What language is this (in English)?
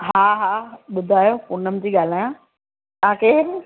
Sindhi